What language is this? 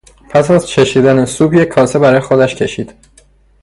Persian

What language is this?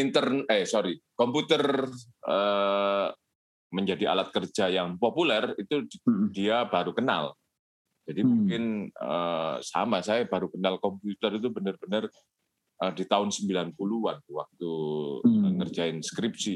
Indonesian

